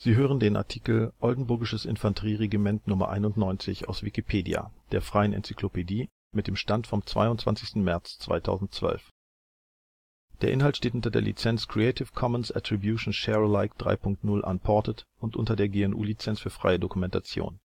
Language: German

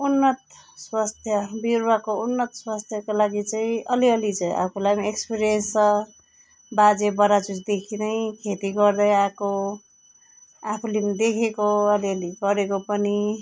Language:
Nepali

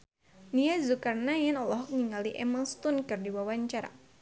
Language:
Sundanese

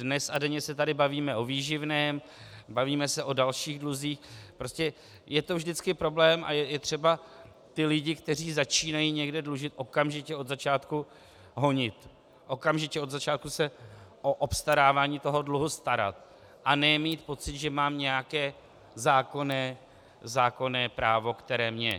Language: Czech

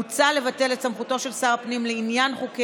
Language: Hebrew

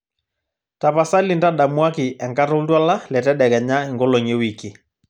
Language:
Masai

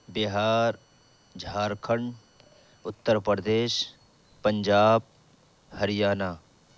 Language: Urdu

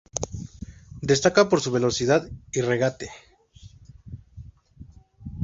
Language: Spanish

